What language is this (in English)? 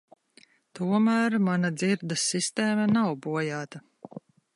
Latvian